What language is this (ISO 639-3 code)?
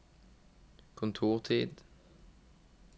nor